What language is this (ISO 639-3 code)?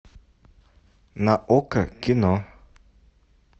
rus